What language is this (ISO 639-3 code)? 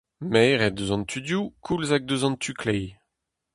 bre